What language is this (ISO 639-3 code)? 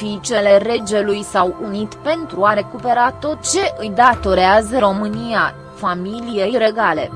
ron